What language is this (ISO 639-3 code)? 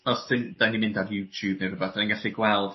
cym